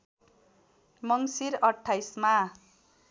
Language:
Nepali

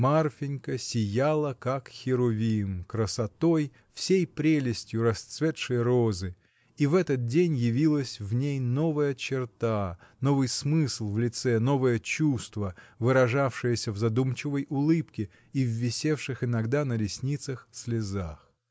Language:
Russian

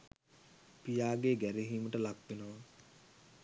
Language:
Sinhala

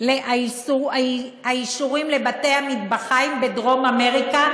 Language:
Hebrew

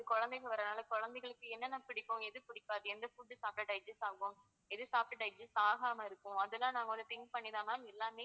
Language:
Tamil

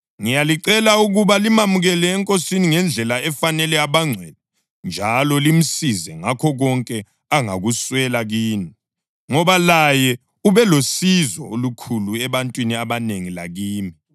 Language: North Ndebele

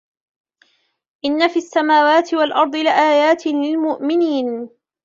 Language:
Arabic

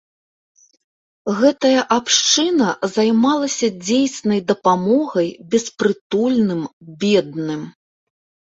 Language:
Belarusian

